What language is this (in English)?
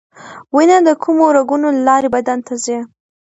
Pashto